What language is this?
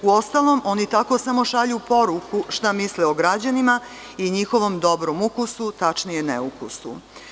Serbian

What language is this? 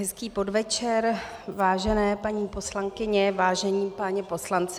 Czech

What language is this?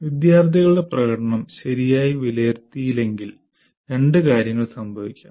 Malayalam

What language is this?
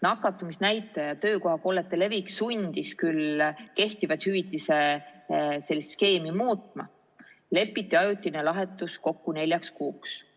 Estonian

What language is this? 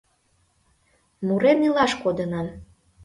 Mari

